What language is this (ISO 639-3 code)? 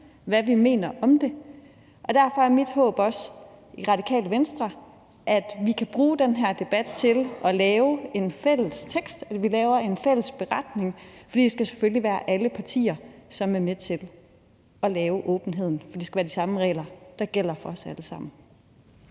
dan